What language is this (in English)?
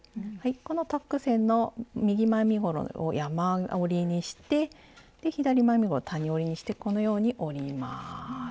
Japanese